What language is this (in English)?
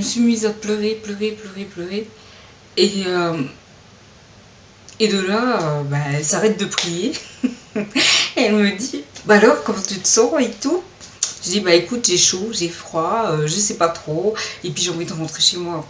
French